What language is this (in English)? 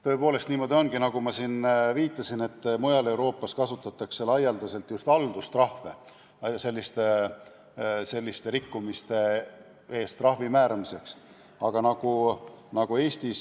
Estonian